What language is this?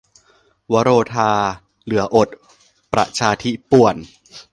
Thai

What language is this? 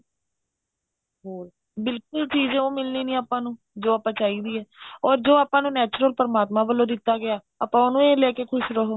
Punjabi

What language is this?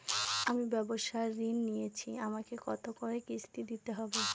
Bangla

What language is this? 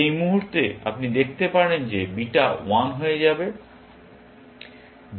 Bangla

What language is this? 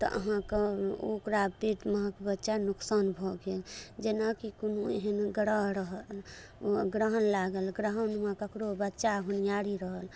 Maithili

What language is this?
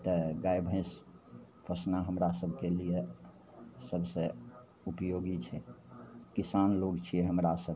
Maithili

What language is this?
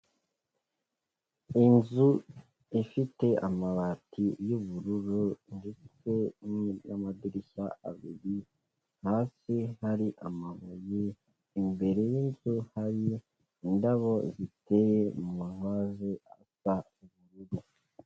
Kinyarwanda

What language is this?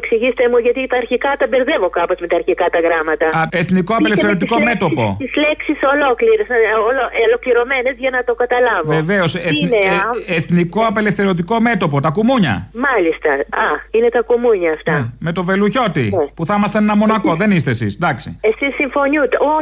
Greek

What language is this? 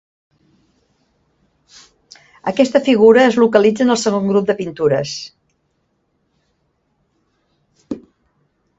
Catalan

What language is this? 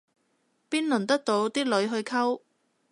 Cantonese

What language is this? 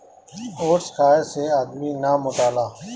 Bhojpuri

